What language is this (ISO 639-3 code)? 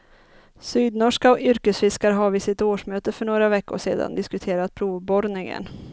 swe